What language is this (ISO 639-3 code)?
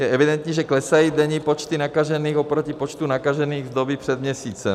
ces